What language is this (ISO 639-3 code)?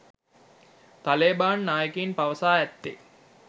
sin